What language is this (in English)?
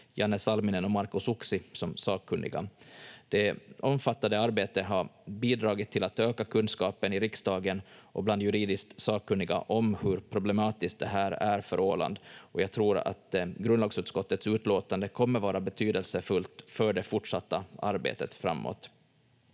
Finnish